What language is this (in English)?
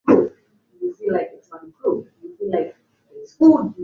Swahili